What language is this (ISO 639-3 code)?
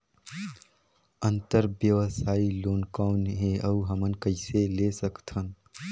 hne